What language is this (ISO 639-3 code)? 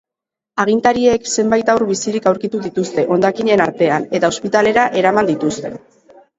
eus